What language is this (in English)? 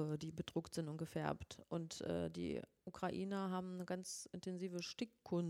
German